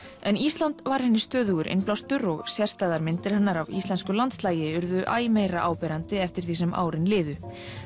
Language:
Icelandic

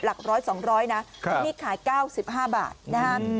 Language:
Thai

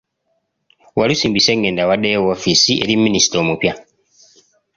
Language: Ganda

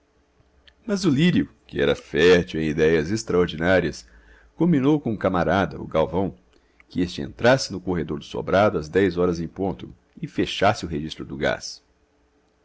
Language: Portuguese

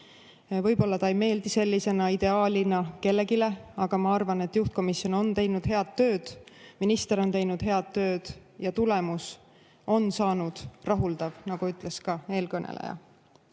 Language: Estonian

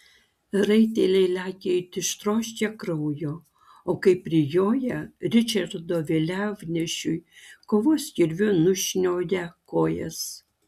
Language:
Lithuanian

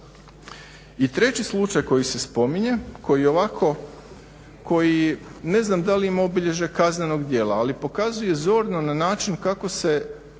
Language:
Croatian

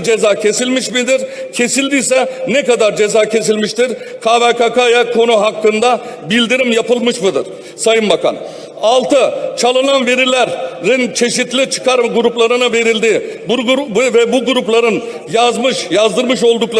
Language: Turkish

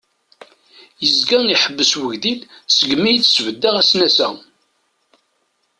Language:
Kabyle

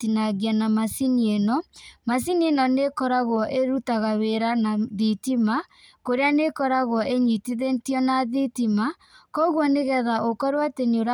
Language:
Kikuyu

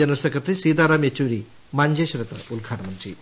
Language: Malayalam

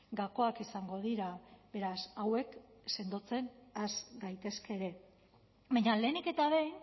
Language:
Basque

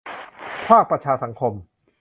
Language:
Thai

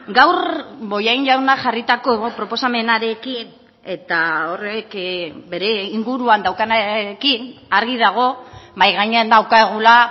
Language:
Basque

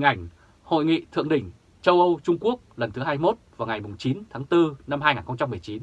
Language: Vietnamese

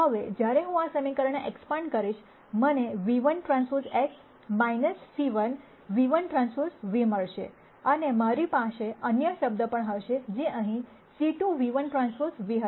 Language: Gujarati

